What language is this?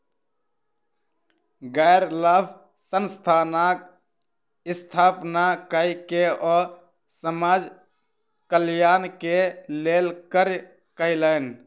Maithili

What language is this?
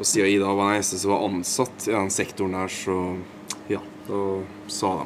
Norwegian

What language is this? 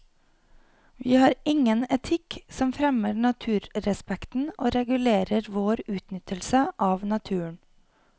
Norwegian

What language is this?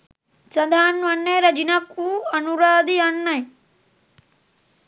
Sinhala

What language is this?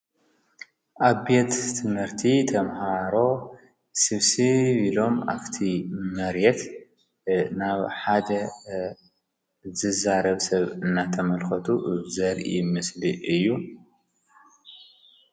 Tigrinya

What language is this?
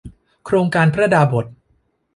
Thai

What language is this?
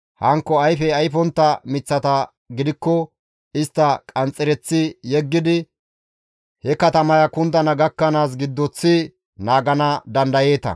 Gamo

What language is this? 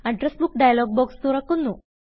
Malayalam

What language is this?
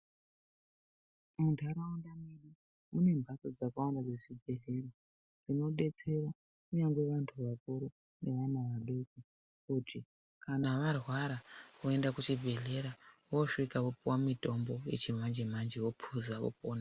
Ndau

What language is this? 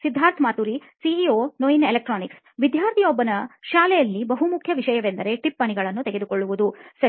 Kannada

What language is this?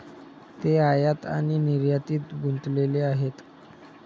Marathi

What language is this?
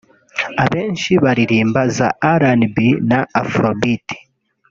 Kinyarwanda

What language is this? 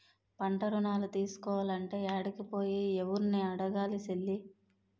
Telugu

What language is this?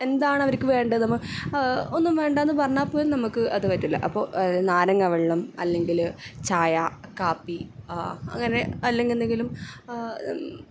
Malayalam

